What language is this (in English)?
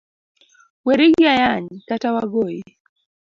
Luo (Kenya and Tanzania)